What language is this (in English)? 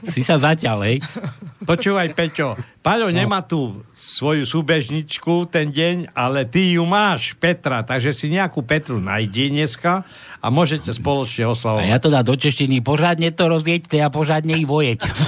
Slovak